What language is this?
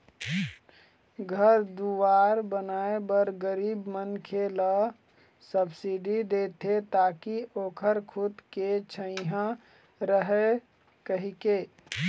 Chhattisgarhi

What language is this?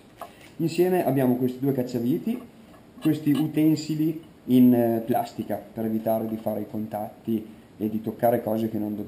Italian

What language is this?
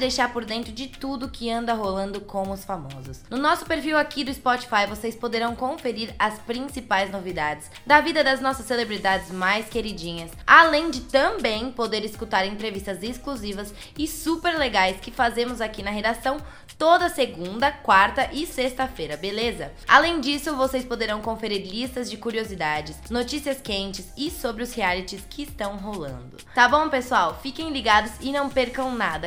Portuguese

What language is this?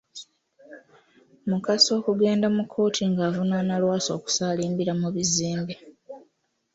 Ganda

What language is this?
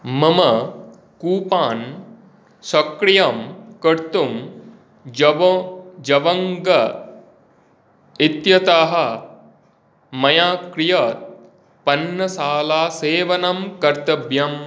Sanskrit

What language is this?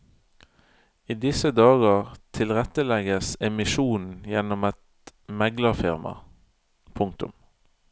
Norwegian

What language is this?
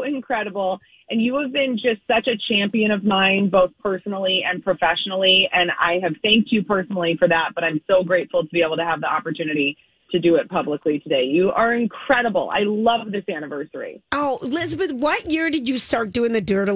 English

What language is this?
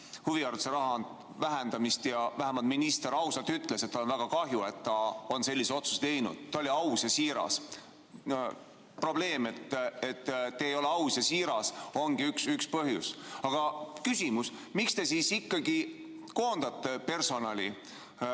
Estonian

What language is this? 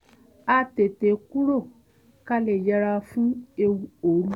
Yoruba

